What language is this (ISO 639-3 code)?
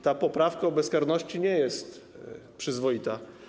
pol